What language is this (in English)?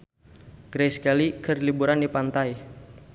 Sundanese